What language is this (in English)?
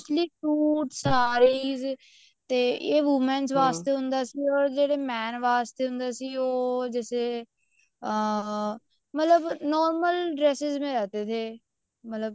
Punjabi